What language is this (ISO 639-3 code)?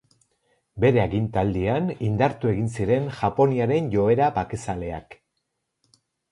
eus